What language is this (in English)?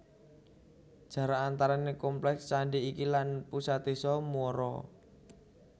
Javanese